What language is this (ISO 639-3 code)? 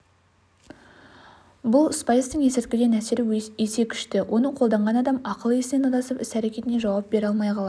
kaz